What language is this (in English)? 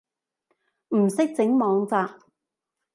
Cantonese